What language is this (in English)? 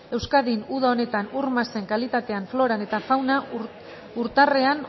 Basque